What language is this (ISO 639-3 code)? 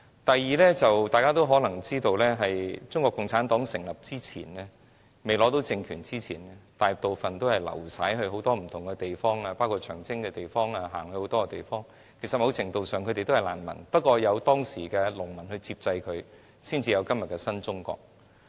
yue